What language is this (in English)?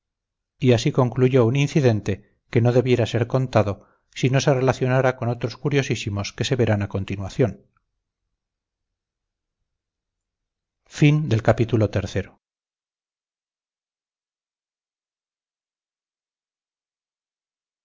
Spanish